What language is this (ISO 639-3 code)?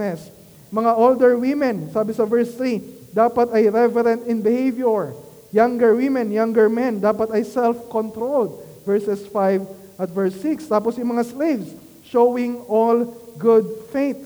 fil